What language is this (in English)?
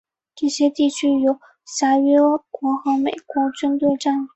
Chinese